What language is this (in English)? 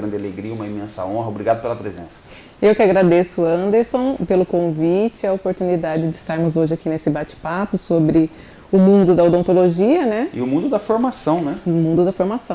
Portuguese